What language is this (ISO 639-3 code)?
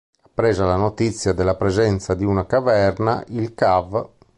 ita